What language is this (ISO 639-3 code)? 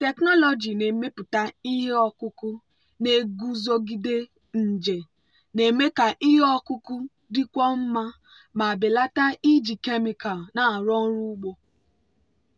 ibo